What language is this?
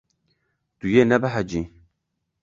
Kurdish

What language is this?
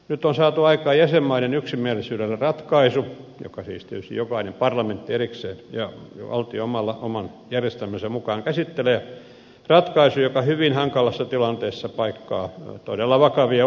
Finnish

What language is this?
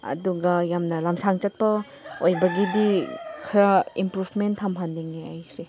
Manipuri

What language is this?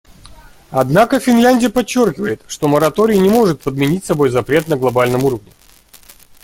Russian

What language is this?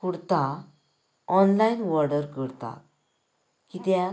Konkani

